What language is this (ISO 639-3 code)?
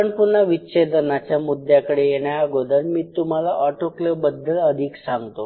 mar